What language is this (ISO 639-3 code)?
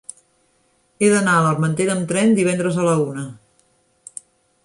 cat